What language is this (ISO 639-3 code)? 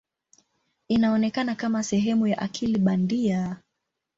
swa